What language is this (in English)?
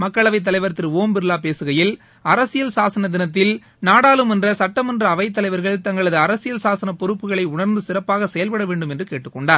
Tamil